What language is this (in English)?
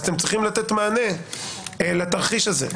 Hebrew